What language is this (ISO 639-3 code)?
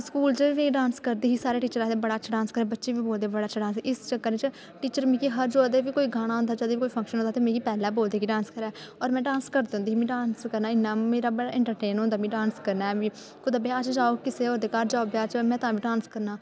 doi